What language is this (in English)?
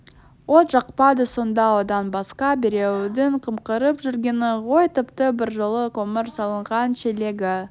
Kazakh